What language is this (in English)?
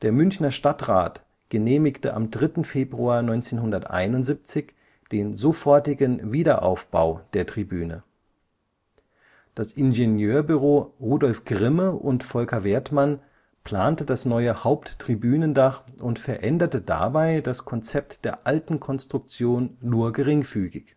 German